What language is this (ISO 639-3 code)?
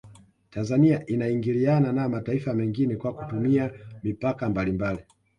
swa